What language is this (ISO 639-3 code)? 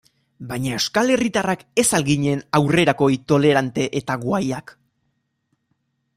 eus